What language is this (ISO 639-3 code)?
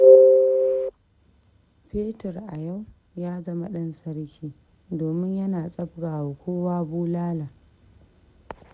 hau